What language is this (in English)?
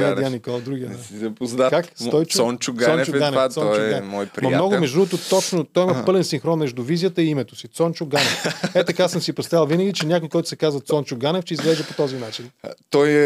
Bulgarian